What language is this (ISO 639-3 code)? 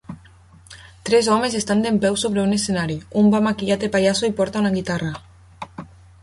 cat